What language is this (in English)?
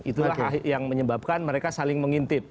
Indonesian